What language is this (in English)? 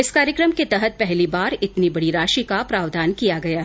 Hindi